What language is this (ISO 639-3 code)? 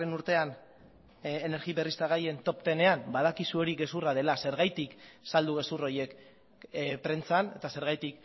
eus